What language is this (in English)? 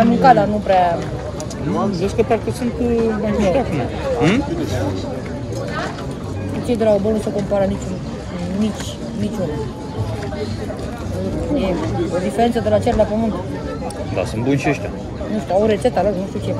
Romanian